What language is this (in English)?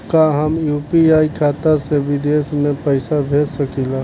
Bhojpuri